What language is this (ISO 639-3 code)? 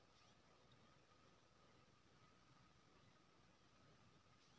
mai